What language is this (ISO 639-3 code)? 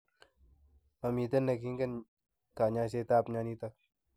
kln